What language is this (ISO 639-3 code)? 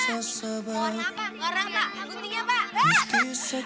ind